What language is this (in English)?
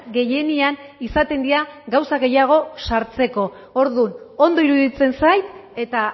Basque